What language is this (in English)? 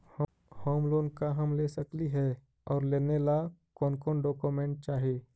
Magahi